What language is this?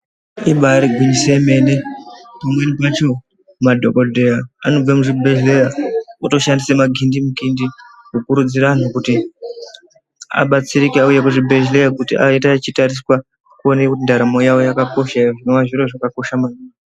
Ndau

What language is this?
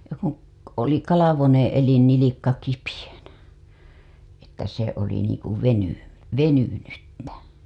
Finnish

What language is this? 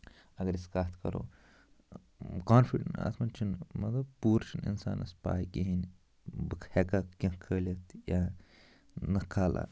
Kashmiri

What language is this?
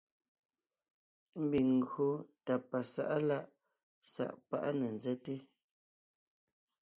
Ngiemboon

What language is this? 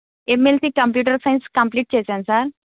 Telugu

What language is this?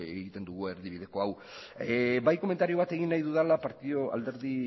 Basque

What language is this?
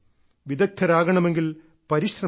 Malayalam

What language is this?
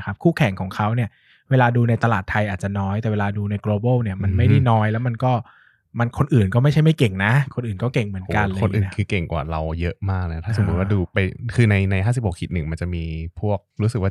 Thai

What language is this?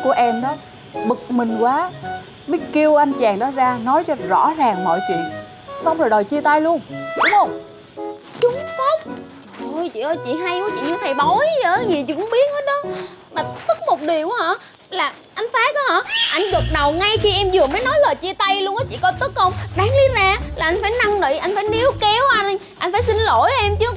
Vietnamese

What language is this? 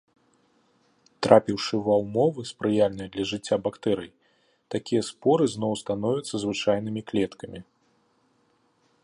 Belarusian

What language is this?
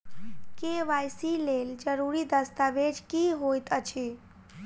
Maithili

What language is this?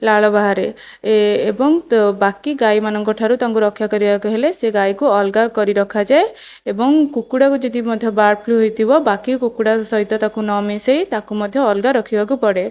Odia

